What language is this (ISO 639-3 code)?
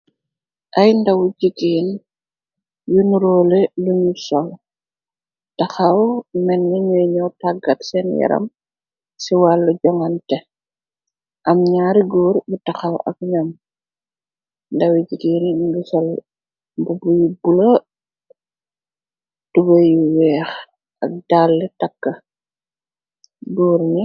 wol